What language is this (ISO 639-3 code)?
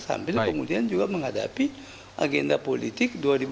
ind